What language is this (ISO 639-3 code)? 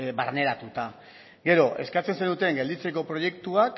eus